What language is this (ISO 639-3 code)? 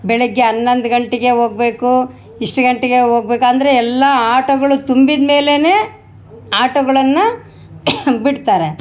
kan